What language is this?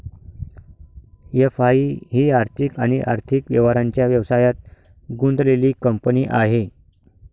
Marathi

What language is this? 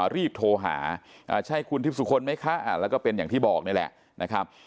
Thai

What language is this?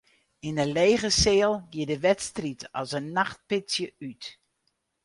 Western Frisian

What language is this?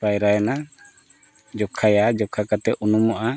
Santali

